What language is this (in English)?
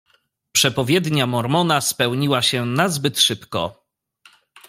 Polish